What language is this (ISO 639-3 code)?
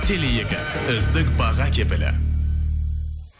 kaz